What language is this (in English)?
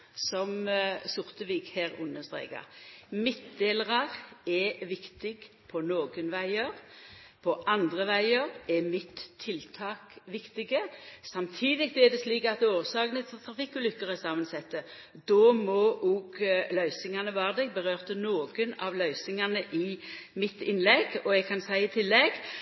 Norwegian Nynorsk